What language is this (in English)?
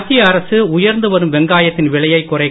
Tamil